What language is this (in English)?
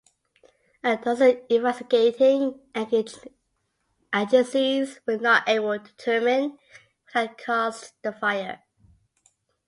English